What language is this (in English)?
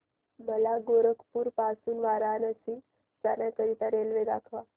Marathi